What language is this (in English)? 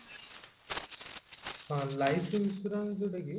Odia